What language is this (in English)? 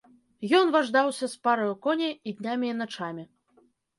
Belarusian